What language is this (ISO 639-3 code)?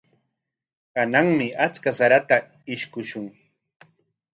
qwa